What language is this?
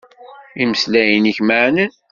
Kabyle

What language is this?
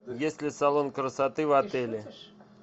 Russian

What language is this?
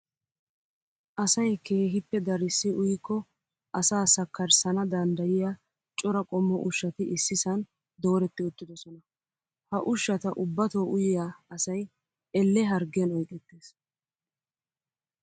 Wolaytta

